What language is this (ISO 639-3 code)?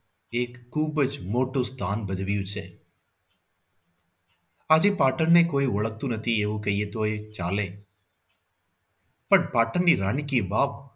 guj